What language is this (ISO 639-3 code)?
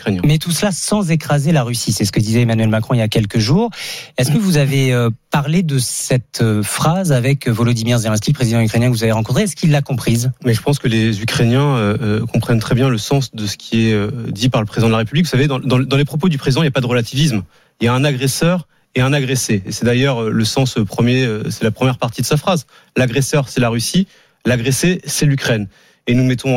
fra